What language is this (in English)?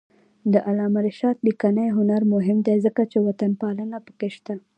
Pashto